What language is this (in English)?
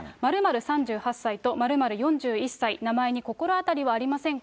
Japanese